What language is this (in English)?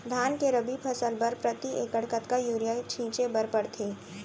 Chhattisgarhi